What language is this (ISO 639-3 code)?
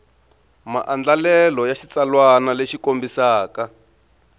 tso